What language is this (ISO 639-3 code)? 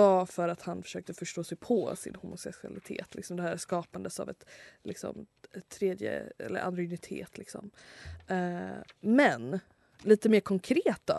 swe